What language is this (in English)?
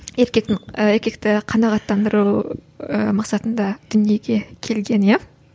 Kazakh